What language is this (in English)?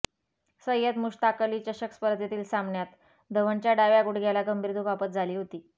Marathi